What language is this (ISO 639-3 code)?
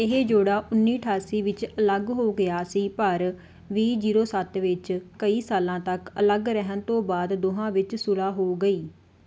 pan